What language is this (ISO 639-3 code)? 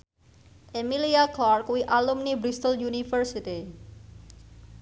jav